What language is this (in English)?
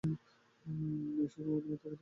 Bangla